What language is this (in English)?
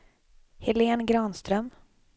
Swedish